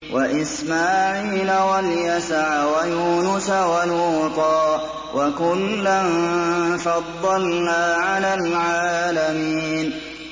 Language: Arabic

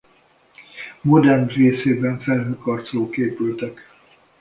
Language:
Hungarian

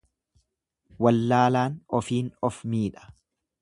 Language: Oromo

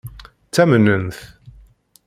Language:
Kabyle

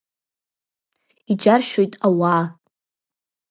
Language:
Abkhazian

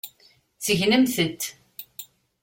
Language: Kabyle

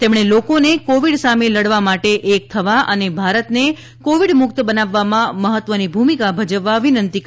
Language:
Gujarati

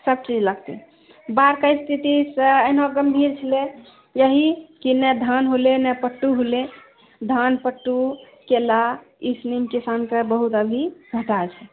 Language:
Maithili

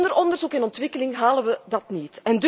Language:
Dutch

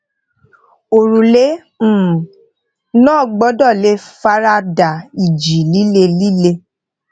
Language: Yoruba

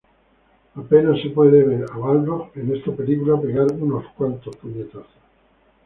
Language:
Spanish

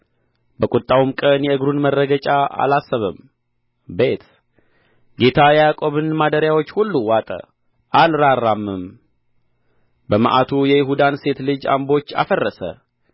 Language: Amharic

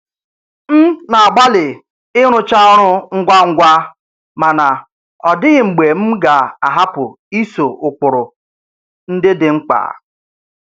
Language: Igbo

